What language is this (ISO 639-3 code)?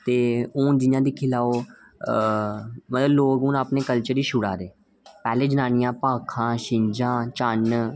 doi